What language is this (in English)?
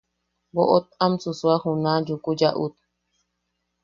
Yaqui